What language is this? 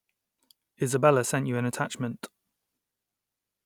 English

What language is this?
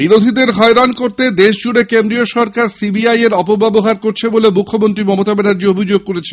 Bangla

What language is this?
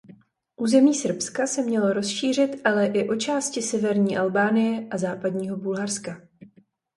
Czech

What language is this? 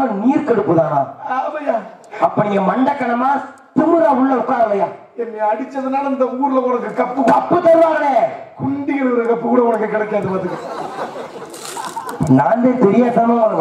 Arabic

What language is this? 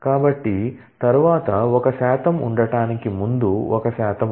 Telugu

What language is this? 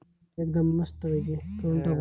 Marathi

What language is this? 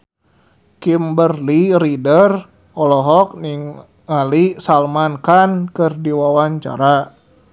Sundanese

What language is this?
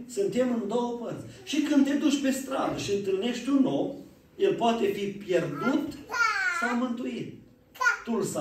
Romanian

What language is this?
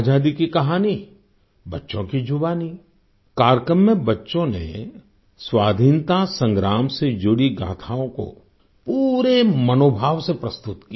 Hindi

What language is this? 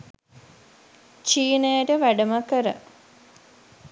Sinhala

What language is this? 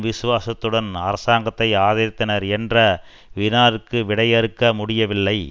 Tamil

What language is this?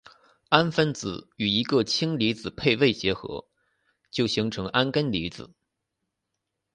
Chinese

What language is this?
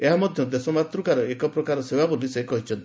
Odia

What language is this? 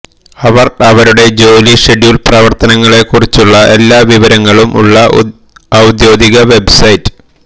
Malayalam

